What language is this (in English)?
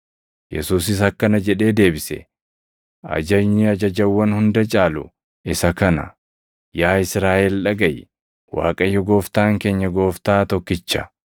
Oromo